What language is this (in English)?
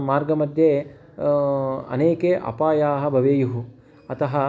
Sanskrit